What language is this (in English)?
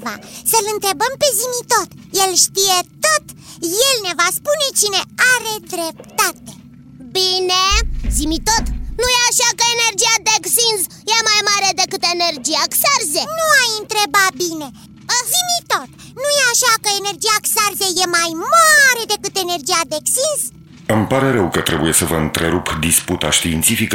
Romanian